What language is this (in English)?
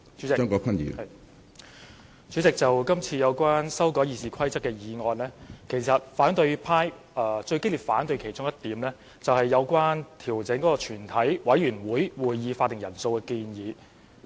Cantonese